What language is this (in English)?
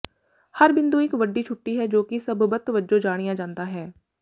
Punjabi